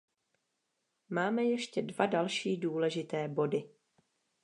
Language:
Czech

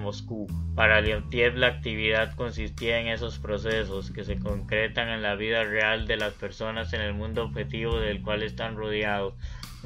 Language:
Spanish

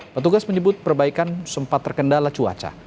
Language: Indonesian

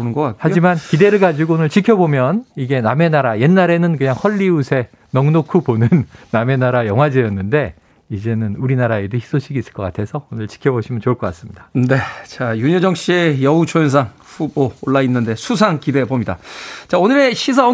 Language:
Korean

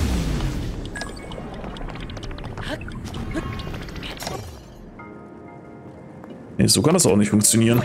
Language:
German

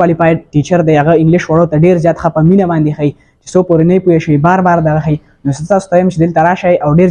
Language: Arabic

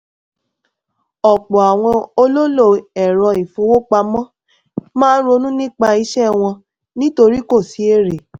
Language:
Yoruba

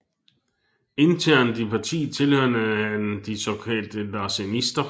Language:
Danish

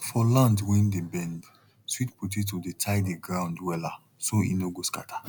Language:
Nigerian Pidgin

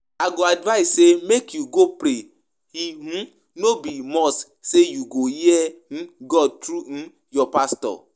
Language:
Nigerian Pidgin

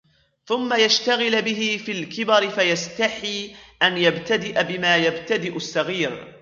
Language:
Arabic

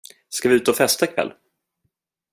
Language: Swedish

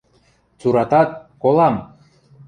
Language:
Western Mari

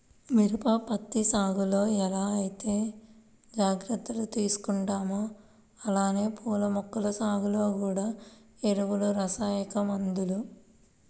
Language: Telugu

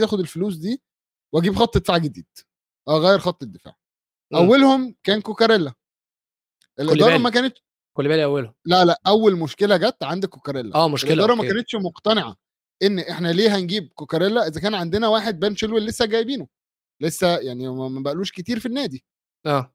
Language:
Arabic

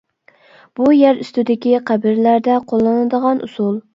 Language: Uyghur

